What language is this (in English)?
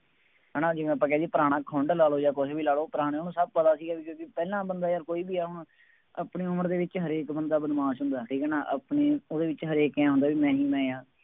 Punjabi